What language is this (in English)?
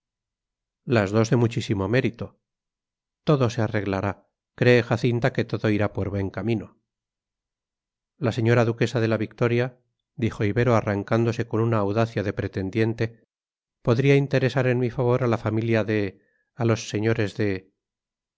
Spanish